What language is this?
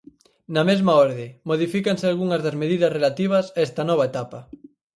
Galician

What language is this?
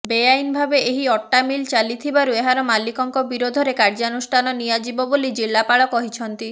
Odia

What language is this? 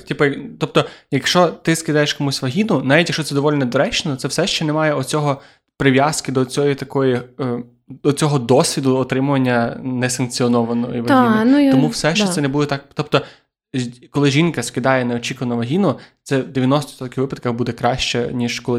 Ukrainian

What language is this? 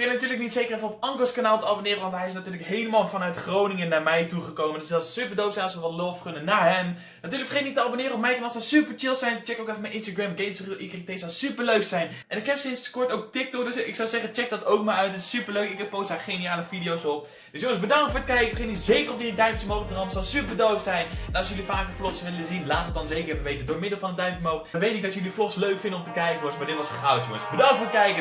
Dutch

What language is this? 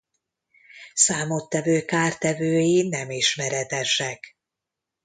Hungarian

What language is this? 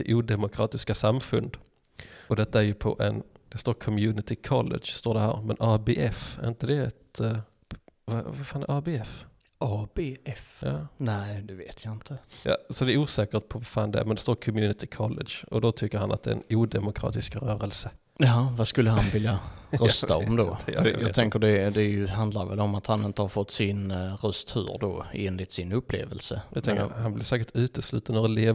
Swedish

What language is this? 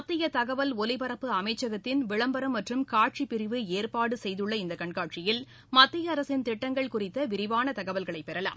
Tamil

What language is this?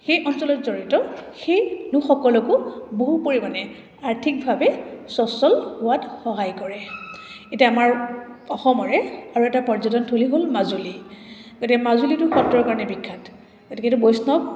Assamese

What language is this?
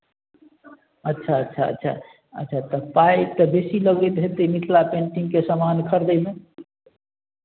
Maithili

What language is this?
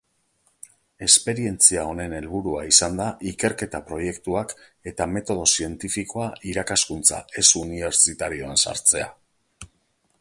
Basque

